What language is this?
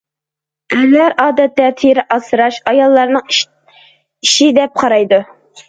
Uyghur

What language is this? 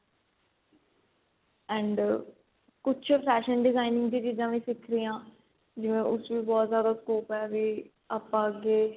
Punjabi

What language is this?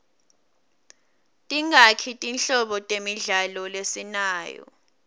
Swati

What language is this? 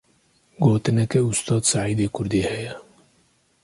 Kurdish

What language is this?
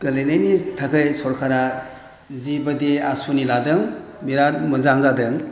Bodo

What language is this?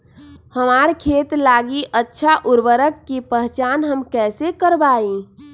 Magahi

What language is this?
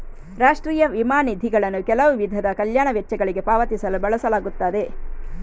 Kannada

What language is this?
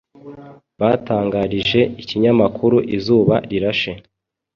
Kinyarwanda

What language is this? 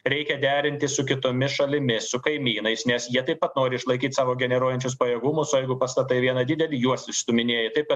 Lithuanian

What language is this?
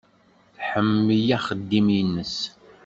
Kabyle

